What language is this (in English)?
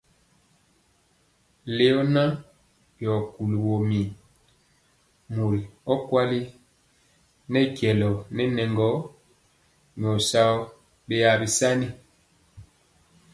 Mpiemo